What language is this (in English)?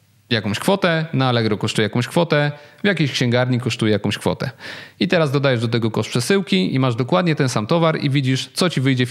Polish